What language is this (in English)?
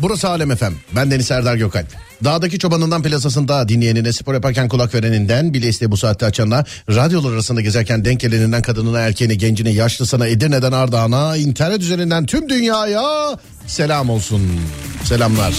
Turkish